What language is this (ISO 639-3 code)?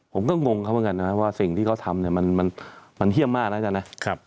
tha